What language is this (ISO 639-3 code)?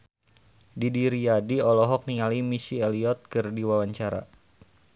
sun